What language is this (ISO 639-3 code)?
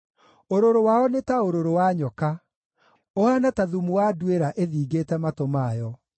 kik